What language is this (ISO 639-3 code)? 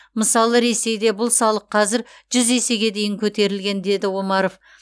kaz